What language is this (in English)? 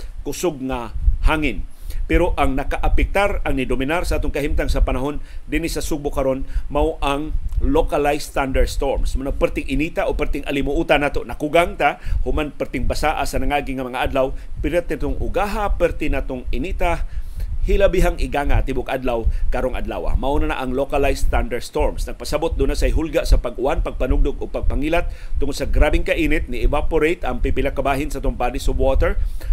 Filipino